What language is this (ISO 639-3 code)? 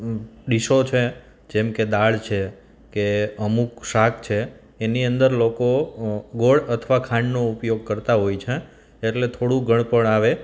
guj